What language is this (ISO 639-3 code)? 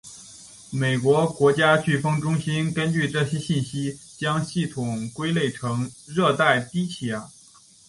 zho